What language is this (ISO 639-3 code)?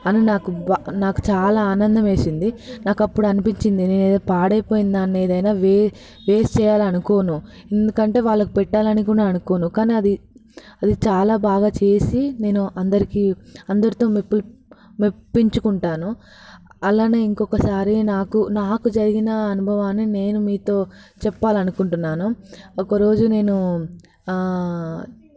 tel